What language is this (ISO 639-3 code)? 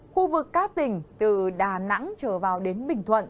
vie